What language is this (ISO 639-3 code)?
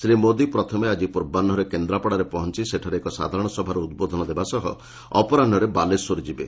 ori